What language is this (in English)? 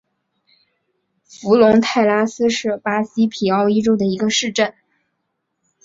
Chinese